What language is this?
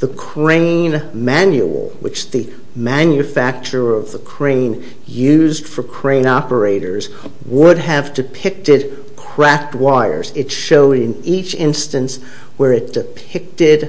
English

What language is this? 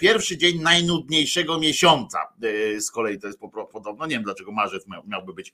Polish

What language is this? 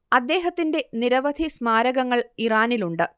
Malayalam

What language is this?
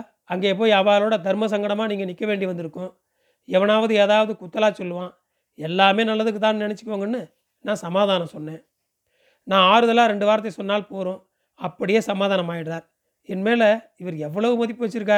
Tamil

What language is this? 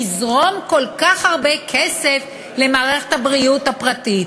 Hebrew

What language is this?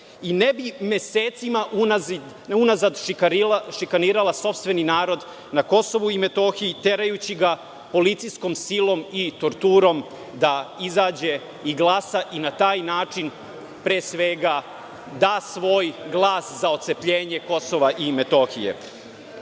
Serbian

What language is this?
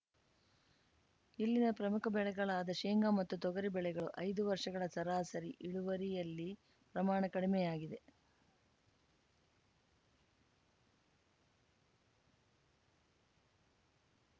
Kannada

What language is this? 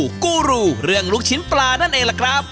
Thai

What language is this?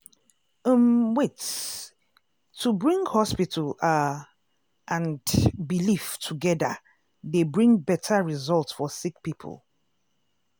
Nigerian Pidgin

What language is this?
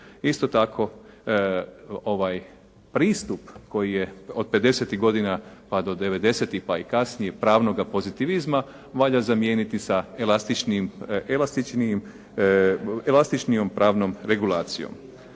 Croatian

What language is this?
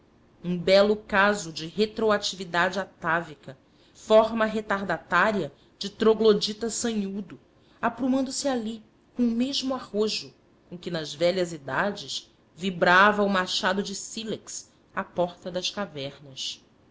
Portuguese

